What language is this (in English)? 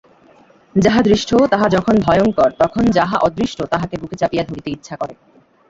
Bangla